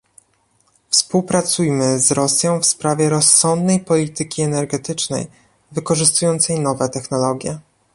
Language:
Polish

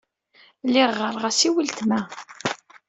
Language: Kabyle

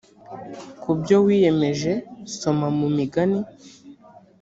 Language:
Kinyarwanda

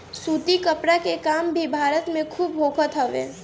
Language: Bhojpuri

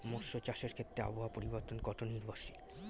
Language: Bangla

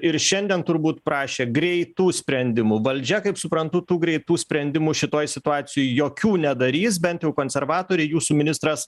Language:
Lithuanian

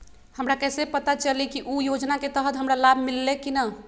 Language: Magahi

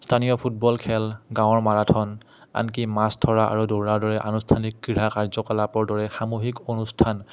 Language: Assamese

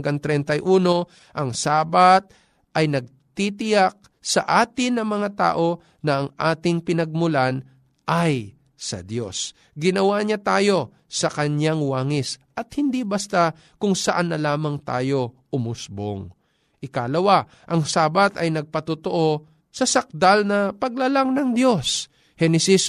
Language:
Filipino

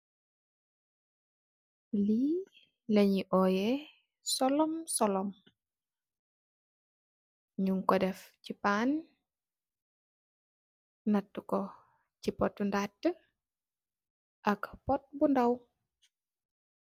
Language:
Wolof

